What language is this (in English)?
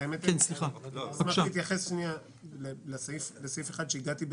Hebrew